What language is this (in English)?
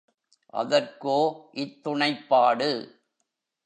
Tamil